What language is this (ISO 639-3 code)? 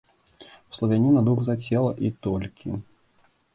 bel